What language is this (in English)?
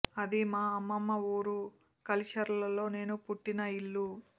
Telugu